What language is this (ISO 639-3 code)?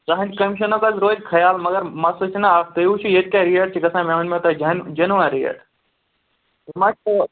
kas